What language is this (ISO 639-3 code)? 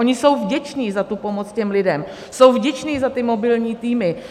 ces